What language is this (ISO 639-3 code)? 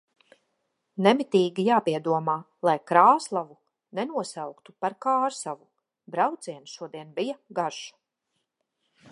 lav